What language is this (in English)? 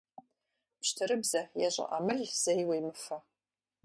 Kabardian